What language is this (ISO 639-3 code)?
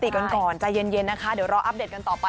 tha